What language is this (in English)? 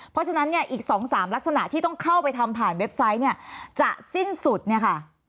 Thai